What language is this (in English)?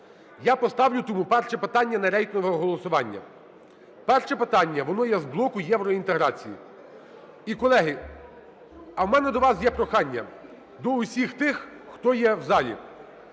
Ukrainian